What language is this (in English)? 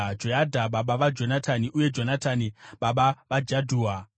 Shona